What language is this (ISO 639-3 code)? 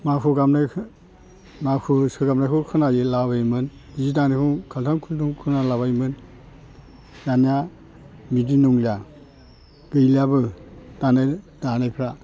brx